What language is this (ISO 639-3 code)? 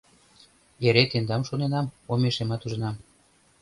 chm